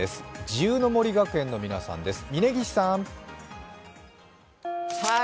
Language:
Japanese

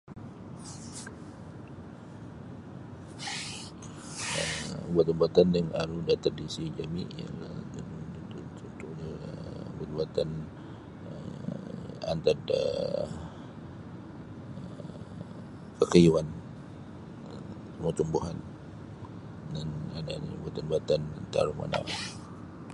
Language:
Sabah Bisaya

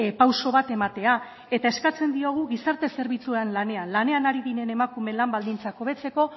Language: Basque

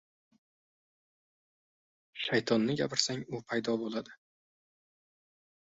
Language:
Uzbek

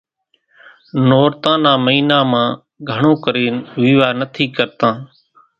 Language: Kachi Koli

